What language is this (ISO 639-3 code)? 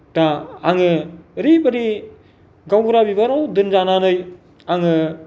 brx